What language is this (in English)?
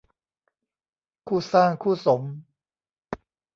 Thai